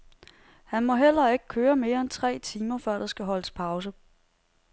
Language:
Danish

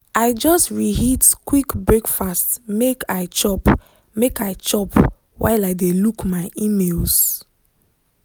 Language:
Nigerian Pidgin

